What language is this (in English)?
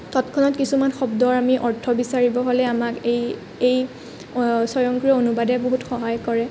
Assamese